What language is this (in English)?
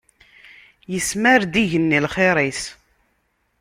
Kabyle